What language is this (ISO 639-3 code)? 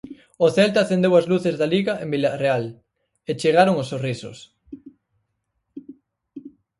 glg